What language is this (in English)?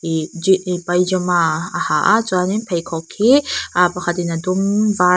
Mizo